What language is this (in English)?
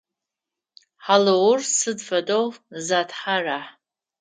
Adyghe